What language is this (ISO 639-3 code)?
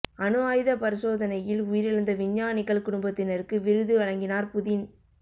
tam